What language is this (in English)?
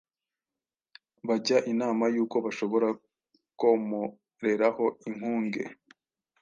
Kinyarwanda